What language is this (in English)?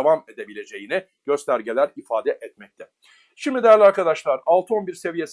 Turkish